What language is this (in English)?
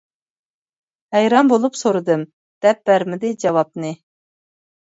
Uyghur